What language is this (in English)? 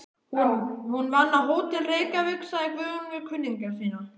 Icelandic